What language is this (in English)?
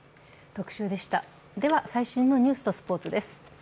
Japanese